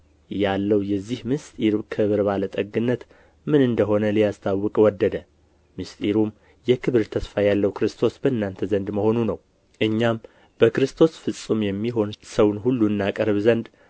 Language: Amharic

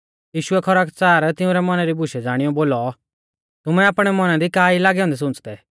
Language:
Mahasu Pahari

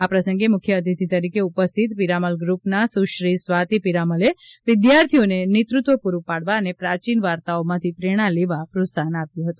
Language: Gujarati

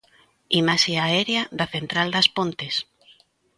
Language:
Galician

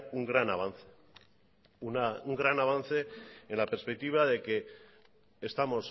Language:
Spanish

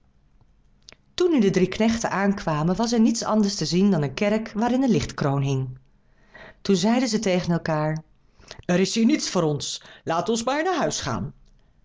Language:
Dutch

